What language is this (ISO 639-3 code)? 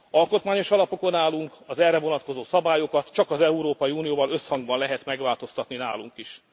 hun